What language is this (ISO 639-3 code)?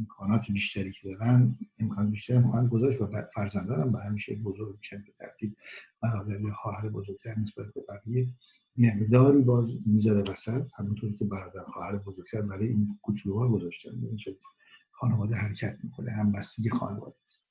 fas